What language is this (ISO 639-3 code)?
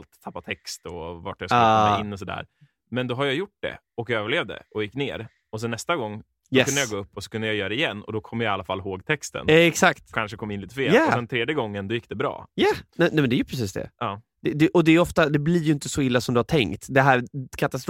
swe